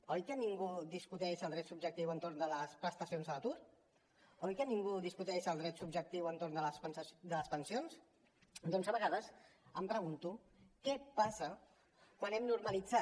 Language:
Catalan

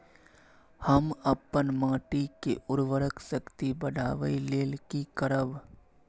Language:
Maithili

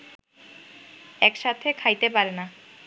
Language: Bangla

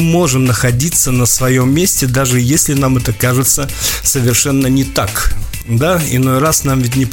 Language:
Russian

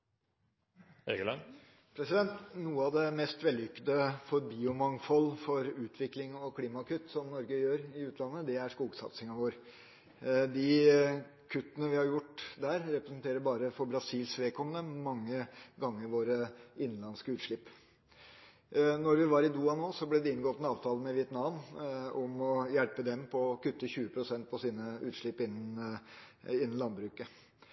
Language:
Norwegian Bokmål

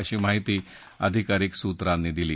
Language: Marathi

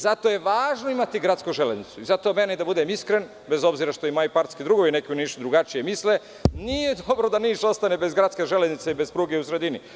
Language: Serbian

